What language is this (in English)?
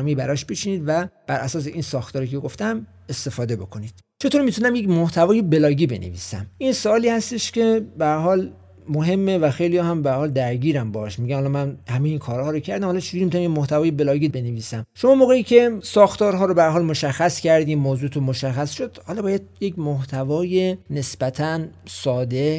Persian